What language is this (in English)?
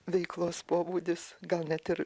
Lithuanian